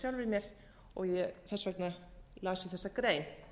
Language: Icelandic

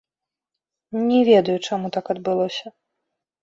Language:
Belarusian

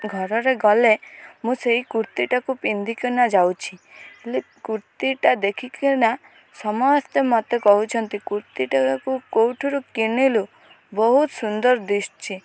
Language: Odia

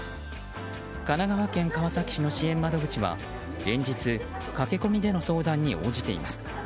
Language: Japanese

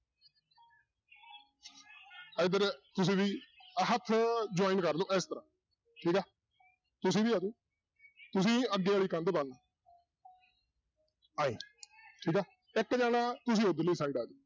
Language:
Punjabi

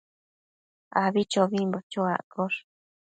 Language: Matsés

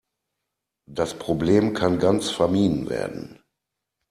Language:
German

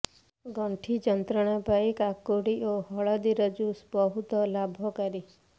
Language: Odia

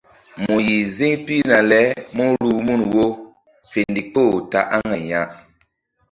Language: Mbum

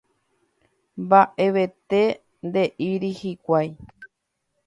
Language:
Guarani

